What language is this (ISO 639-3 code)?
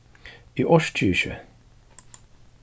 fao